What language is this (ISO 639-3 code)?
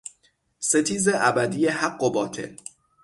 fas